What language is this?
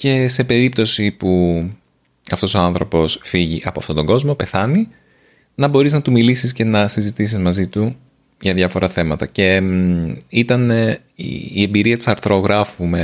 Greek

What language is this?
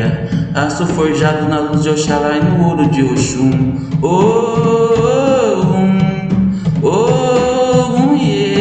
Portuguese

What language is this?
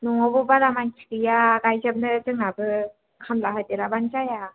Bodo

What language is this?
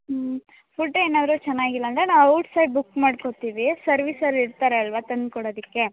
Kannada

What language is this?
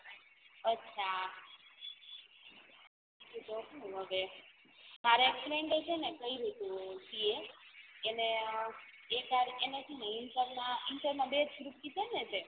Gujarati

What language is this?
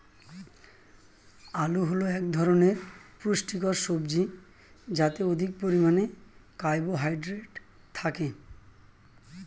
Bangla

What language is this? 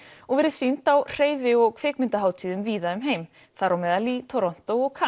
Icelandic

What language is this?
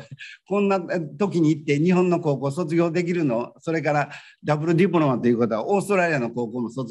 Japanese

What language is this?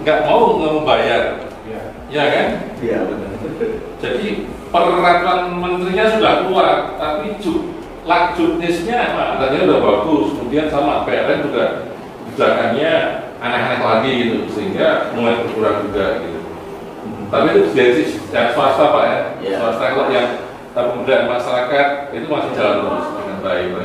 Indonesian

